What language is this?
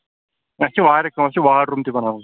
Kashmiri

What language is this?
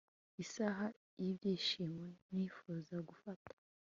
Kinyarwanda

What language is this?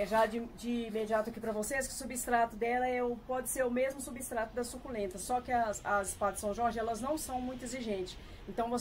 Portuguese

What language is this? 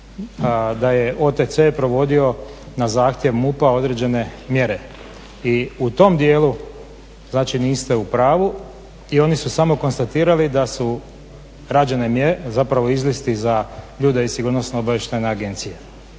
Croatian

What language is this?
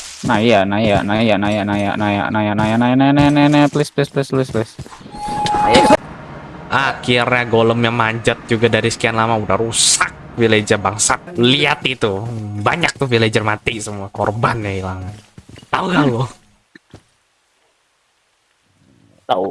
Indonesian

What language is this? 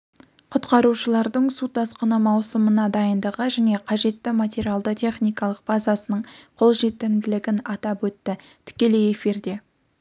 Kazakh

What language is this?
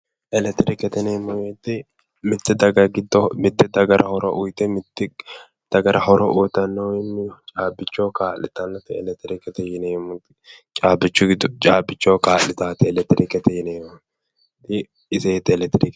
Sidamo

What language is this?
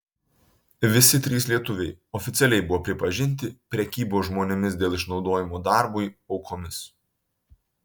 Lithuanian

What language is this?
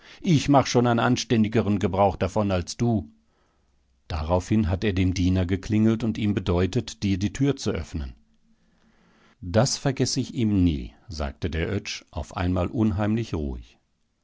German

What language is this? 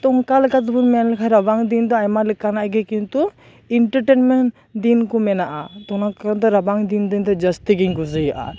Santali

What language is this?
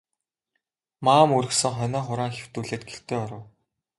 Mongolian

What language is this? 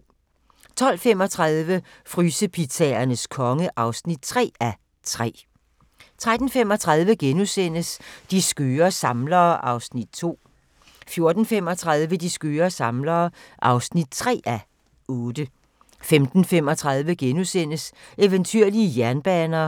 Danish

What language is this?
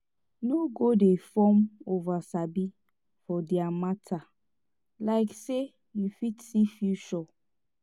Nigerian Pidgin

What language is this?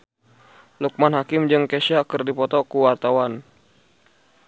Sundanese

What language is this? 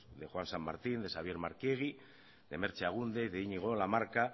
Basque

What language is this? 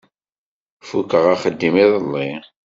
Kabyle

